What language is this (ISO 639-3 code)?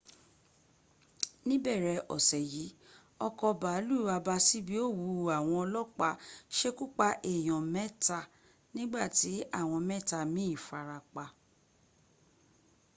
yor